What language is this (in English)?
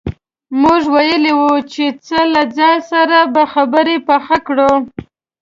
Pashto